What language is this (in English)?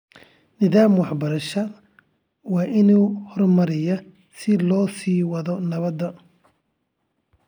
Somali